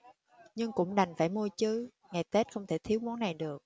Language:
Vietnamese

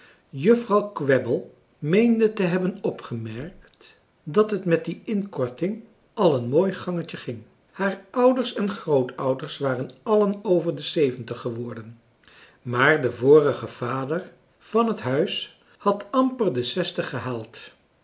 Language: Dutch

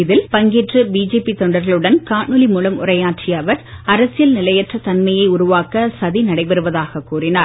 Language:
Tamil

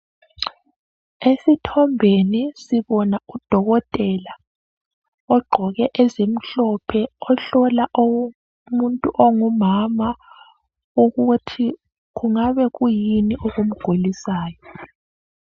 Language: North Ndebele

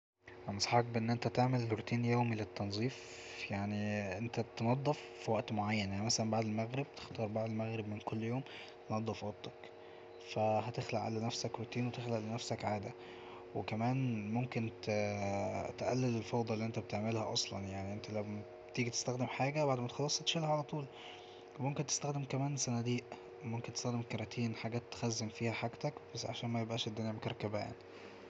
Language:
Egyptian Arabic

